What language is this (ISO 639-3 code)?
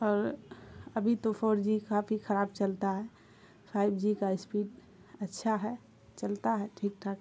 urd